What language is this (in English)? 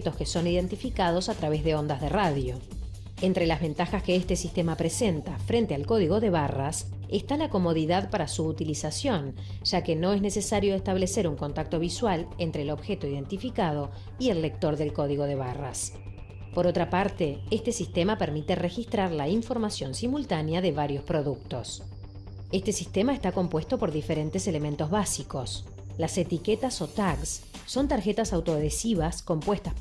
Spanish